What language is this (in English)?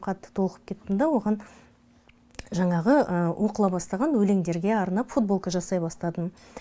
Kazakh